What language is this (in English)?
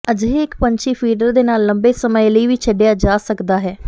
Punjabi